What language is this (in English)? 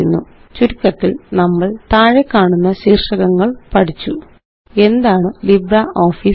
Malayalam